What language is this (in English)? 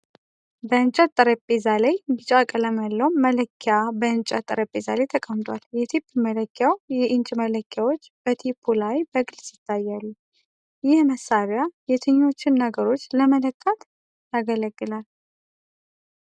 Amharic